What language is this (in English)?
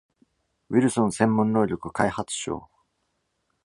Japanese